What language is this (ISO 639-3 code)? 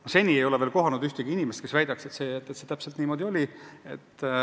est